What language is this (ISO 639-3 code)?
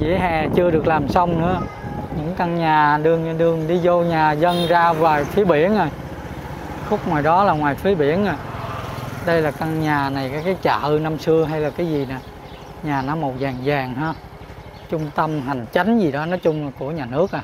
vie